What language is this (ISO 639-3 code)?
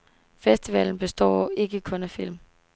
dan